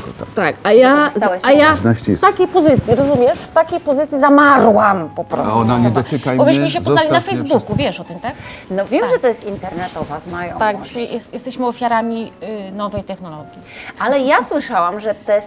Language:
Polish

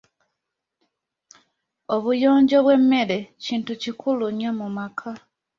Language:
Ganda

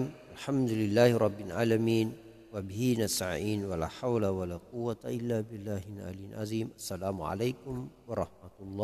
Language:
Thai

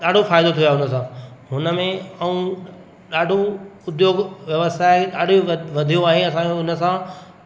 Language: Sindhi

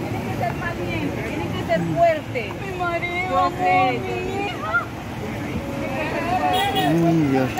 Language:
Spanish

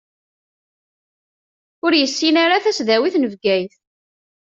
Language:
Kabyle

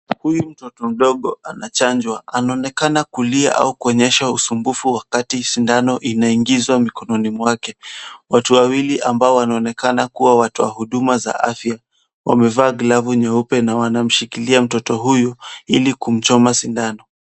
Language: Swahili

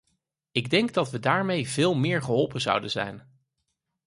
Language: Dutch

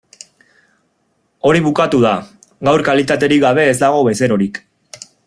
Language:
Basque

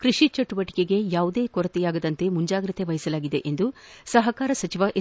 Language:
Kannada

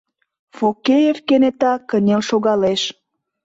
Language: Mari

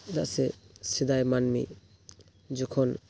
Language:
Santali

